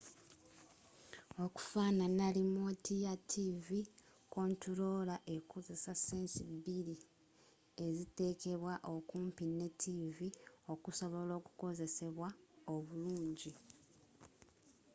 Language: Ganda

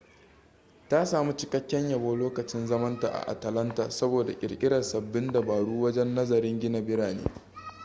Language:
Hausa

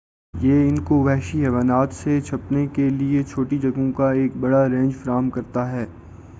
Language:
Urdu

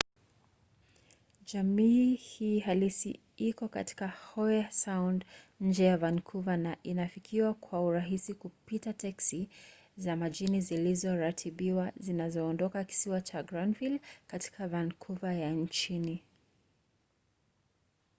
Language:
Swahili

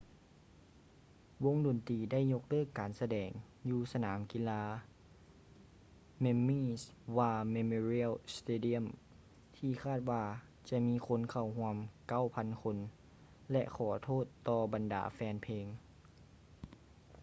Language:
Lao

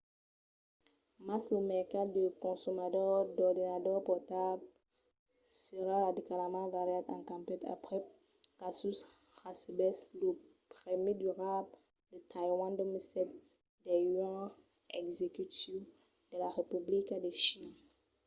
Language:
Occitan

